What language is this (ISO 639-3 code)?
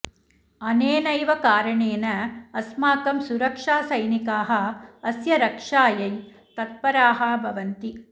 san